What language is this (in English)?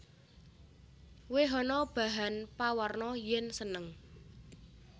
Javanese